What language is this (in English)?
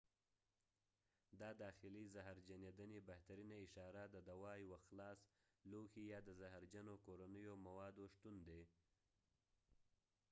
Pashto